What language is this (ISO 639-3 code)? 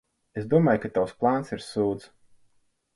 lav